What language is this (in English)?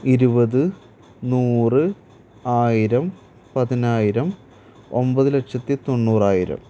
Malayalam